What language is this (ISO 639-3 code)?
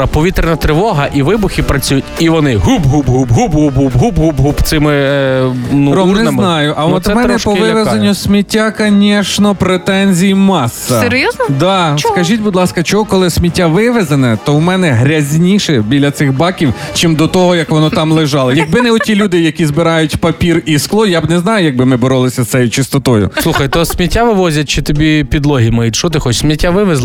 ukr